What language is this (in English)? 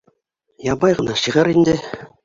Bashkir